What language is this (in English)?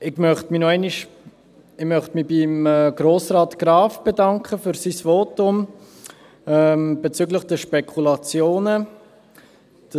Swiss German